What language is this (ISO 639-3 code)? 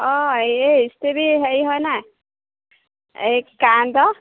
asm